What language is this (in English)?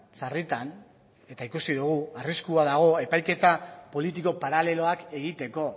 Basque